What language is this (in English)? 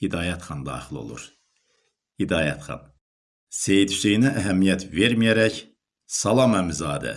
Turkish